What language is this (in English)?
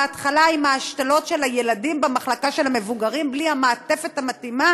Hebrew